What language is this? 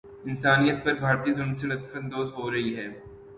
Urdu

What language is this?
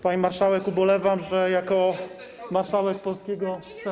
Polish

